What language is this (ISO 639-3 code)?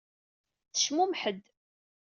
kab